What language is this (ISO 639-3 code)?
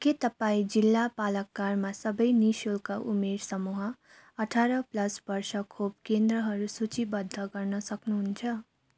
nep